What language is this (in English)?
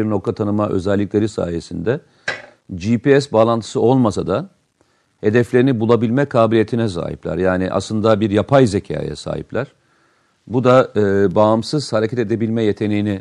Turkish